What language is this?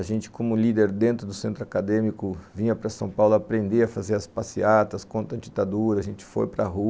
Portuguese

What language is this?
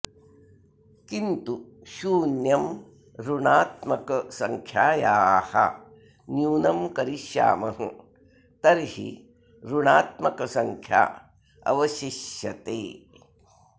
Sanskrit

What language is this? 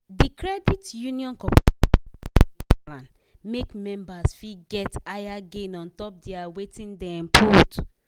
Nigerian Pidgin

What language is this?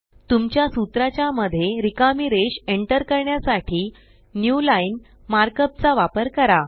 Marathi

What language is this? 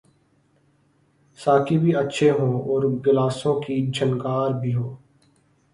Urdu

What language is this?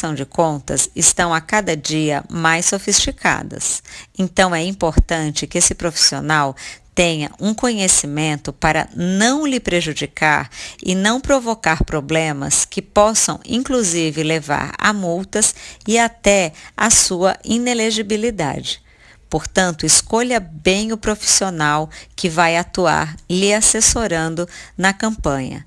Portuguese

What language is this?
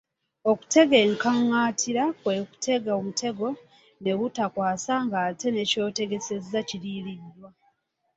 Ganda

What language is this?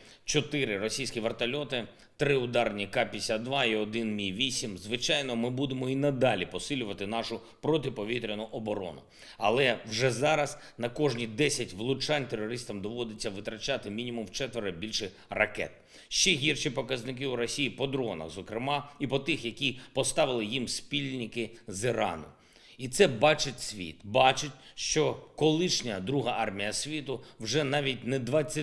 Ukrainian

